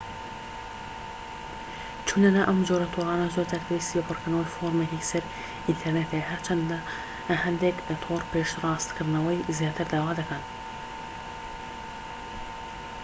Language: Central Kurdish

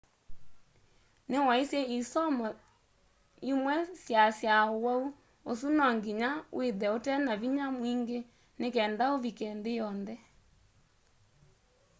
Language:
Kamba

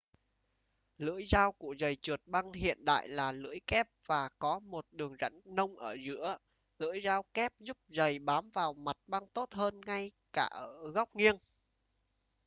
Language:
Vietnamese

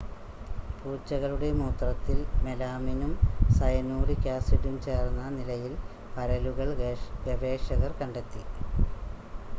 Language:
Malayalam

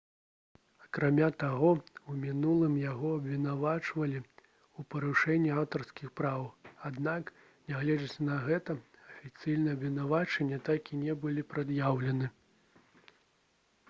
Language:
Belarusian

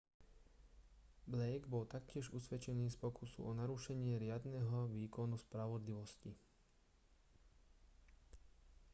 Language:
Slovak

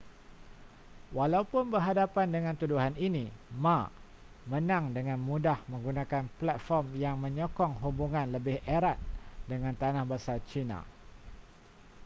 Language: Malay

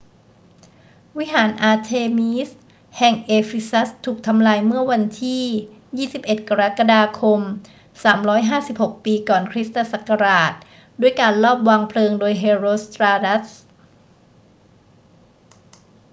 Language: Thai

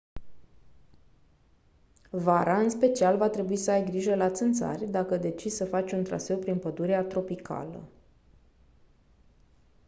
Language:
Romanian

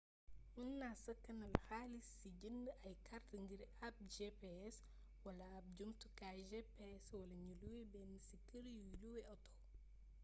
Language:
Wolof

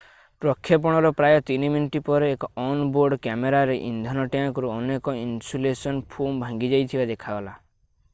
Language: Odia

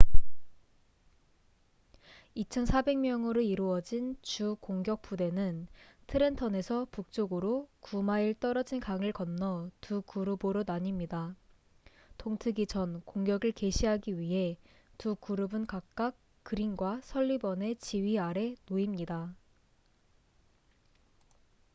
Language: Korean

